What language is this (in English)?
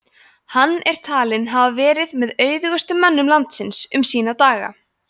Icelandic